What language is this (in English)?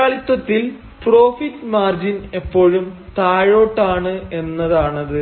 Malayalam